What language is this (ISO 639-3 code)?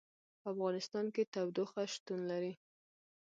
pus